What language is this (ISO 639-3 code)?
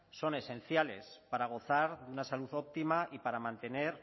spa